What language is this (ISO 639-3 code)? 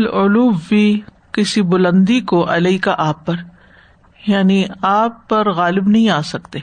urd